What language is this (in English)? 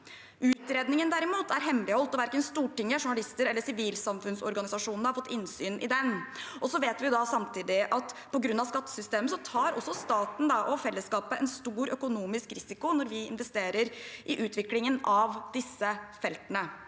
Norwegian